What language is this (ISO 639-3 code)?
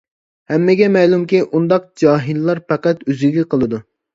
uig